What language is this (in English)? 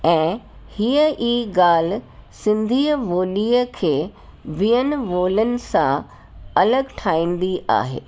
Sindhi